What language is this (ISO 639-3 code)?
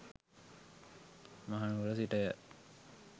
sin